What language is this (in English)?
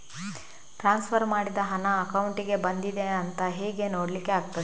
Kannada